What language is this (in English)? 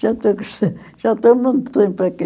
Portuguese